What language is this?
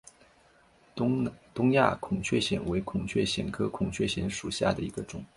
Chinese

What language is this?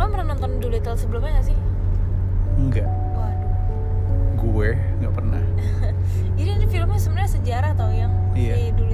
Indonesian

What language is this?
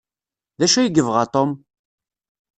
Kabyle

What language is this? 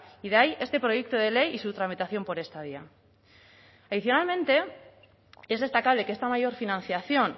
Spanish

